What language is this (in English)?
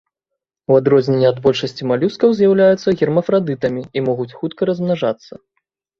Belarusian